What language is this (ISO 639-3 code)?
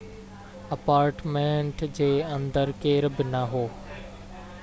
snd